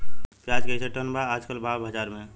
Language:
Bhojpuri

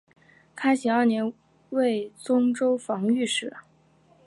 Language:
Chinese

